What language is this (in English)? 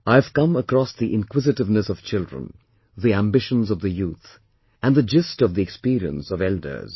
English